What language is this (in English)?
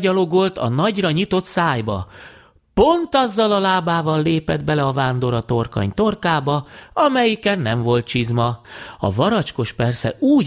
Hungarian